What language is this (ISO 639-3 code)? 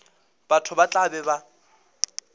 nso